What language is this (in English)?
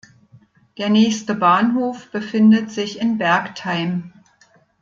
German